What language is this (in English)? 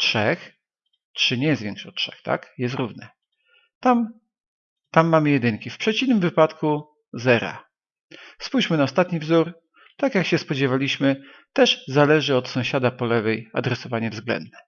Polish